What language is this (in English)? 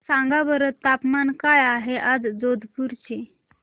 Marathi